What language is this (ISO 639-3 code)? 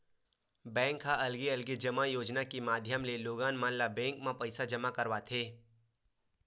hne